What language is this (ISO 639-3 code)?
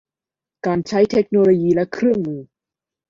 tha